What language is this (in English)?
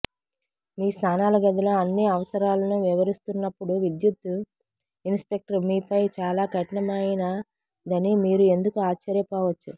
Telugu